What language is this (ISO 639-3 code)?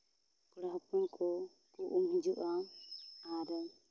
sat